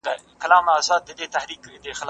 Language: Pashto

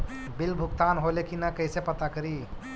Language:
Magahi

